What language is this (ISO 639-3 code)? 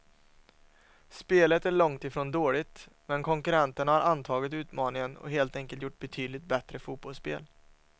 swe